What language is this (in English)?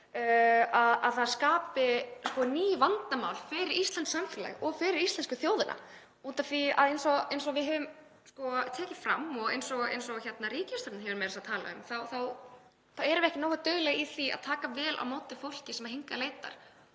Icelandic